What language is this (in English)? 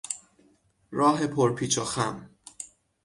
Persian